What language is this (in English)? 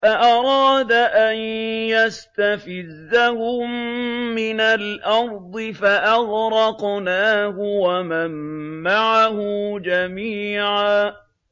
Arabic